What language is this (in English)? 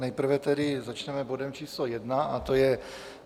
Czech